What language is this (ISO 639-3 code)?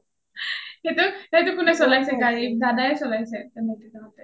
asm